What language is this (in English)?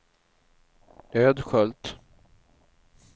Swedish